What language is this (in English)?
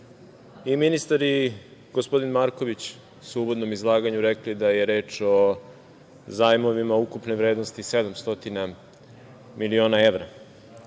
Serbian